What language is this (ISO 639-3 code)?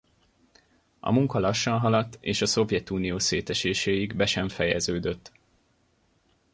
hun